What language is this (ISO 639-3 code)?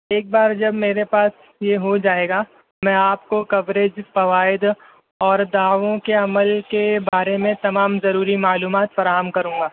urd